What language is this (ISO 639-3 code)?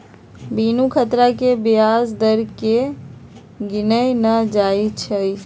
mag